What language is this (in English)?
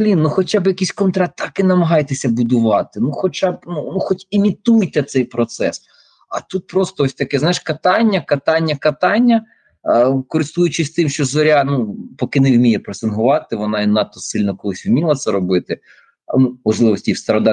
Ukrainian